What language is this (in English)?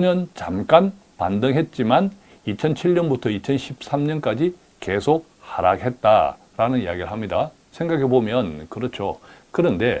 Korean